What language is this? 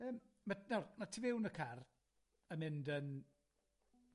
Welsh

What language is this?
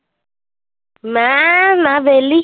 Punjabi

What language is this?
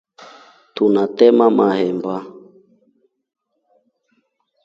Rombo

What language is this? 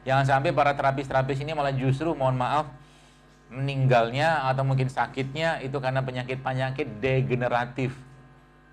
Indonesian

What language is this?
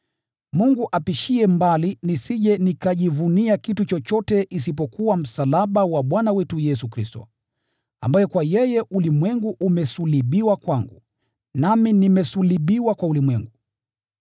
Swahili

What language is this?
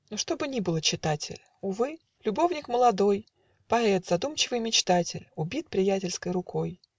Russian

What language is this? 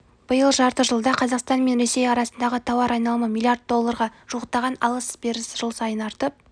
Kazakh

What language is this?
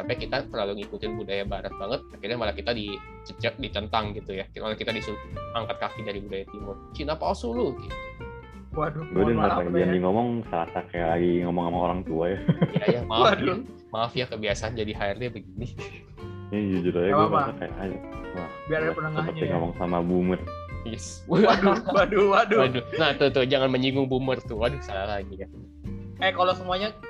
Indonesian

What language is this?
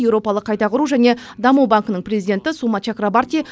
Kazakh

